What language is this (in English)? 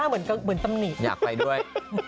Thai